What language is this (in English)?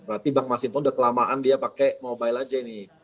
Indonesian